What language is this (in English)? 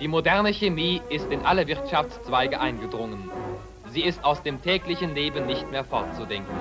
German